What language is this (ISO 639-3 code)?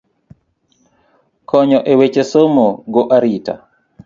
luo